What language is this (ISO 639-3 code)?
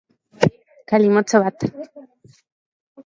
eus